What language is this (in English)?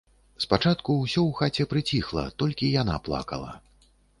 Belarusian